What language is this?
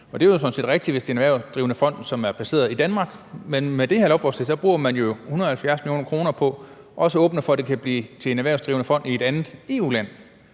Danish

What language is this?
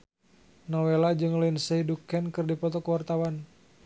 Sundanese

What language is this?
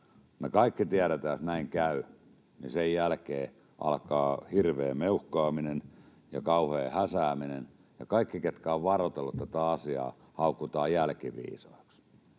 Finnish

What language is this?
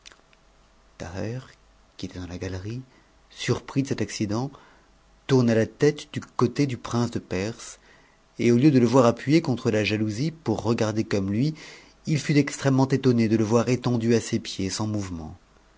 French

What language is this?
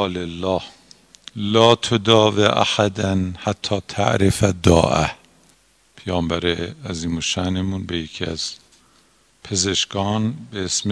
Persian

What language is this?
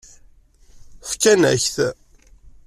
Kabyle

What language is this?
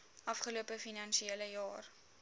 Afrikaans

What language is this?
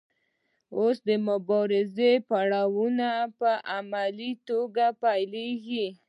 Pashto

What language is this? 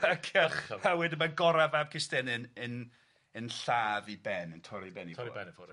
Welsh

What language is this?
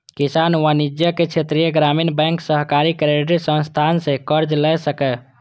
Maithili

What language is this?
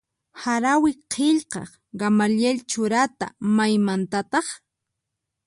Puno Quechua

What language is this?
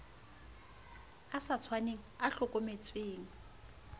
Southern Sotho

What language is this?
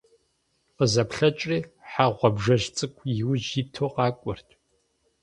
Kabardian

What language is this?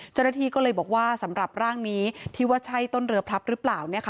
Thai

